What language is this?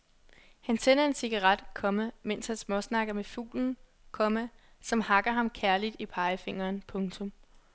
Danish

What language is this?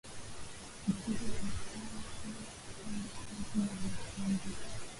Swahili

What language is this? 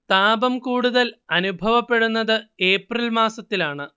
Malayalam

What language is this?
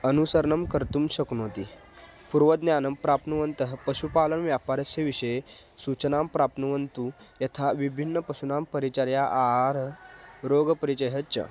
Sanskrit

